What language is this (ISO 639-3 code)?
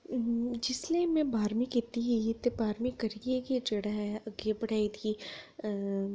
doi